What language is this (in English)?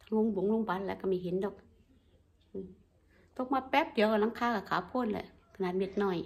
Thai